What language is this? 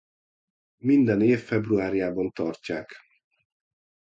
Hungarian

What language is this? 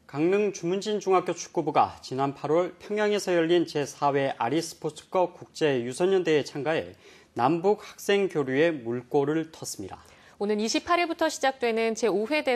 Korean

